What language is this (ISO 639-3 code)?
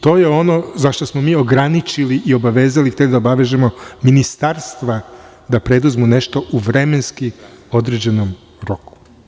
srp